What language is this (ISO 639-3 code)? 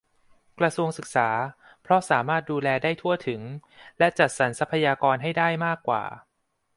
tha